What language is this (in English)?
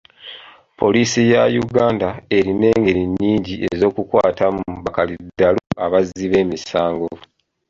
Ganda